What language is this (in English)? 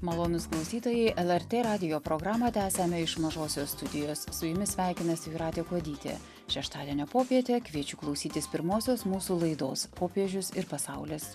Lithuanian